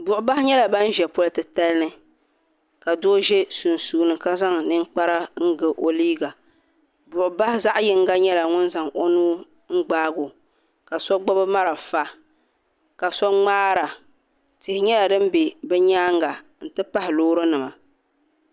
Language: Dagbani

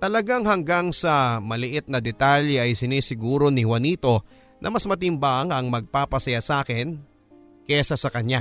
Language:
Filipino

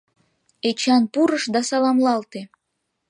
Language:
Mari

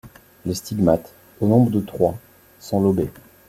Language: French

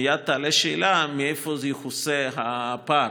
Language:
Hebrew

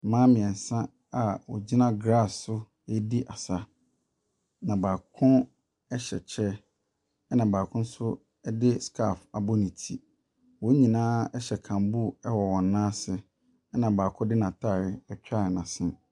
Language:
Akan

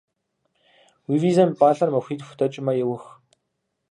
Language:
Kabardian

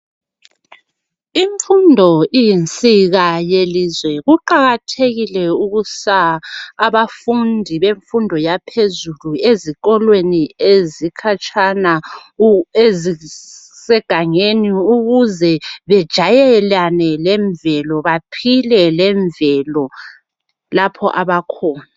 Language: North Ndebele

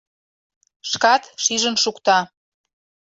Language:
Mari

